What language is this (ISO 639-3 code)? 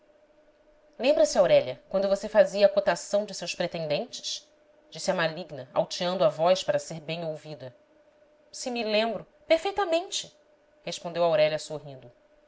por